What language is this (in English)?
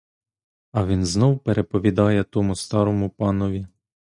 Ukrainian